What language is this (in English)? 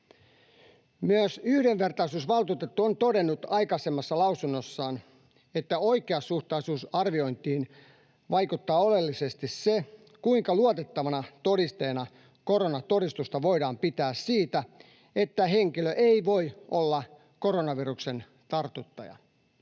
Finnish